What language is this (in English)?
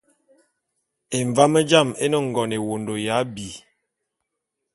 Bulu